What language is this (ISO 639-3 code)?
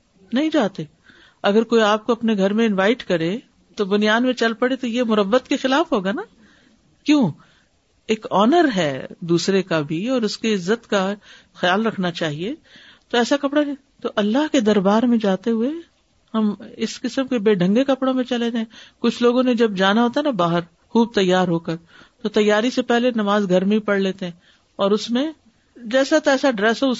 urd